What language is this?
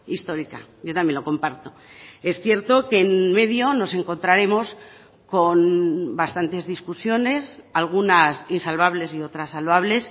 Spanish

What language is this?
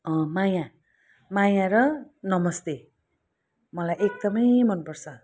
Nepali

